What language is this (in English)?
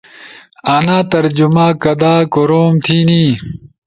Ushojo